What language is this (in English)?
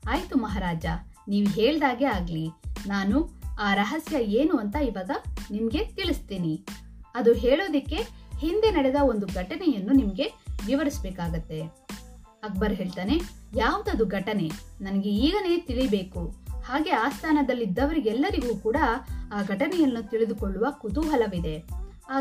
Kannada